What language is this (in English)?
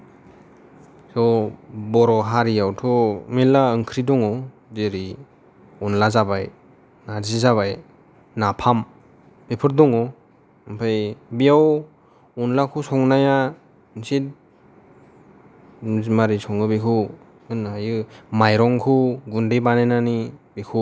Bodo